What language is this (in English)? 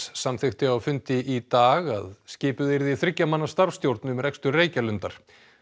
Icelandic